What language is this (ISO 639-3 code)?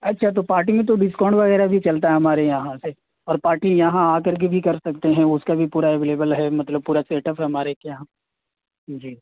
urd